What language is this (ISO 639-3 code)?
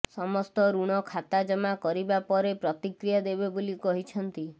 ori